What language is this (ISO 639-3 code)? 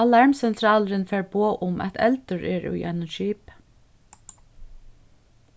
fao